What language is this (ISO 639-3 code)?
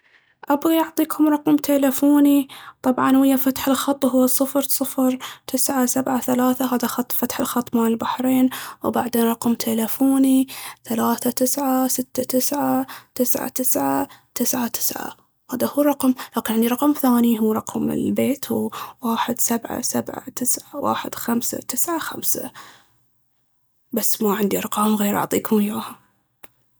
abv